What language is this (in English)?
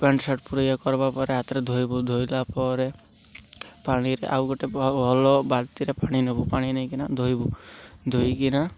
Odia